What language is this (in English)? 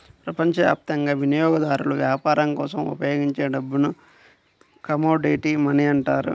Telugu